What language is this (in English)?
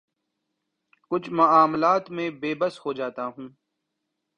Urdu